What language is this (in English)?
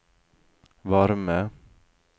Norwegian